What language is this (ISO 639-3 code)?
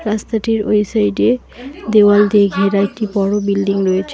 ben